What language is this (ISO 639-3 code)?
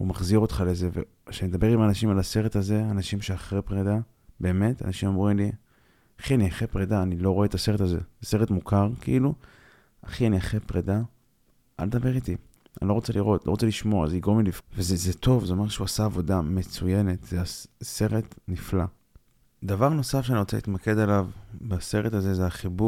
heb